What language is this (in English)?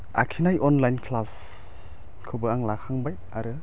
Bodo